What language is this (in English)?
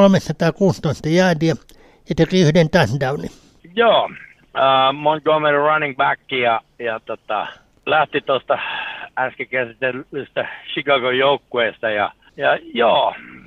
Finnish